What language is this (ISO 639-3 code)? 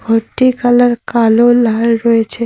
ben